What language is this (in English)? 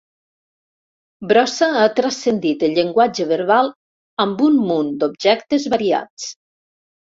Catalan